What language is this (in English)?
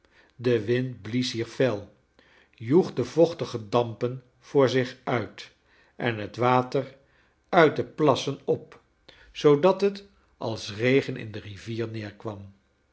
Dutch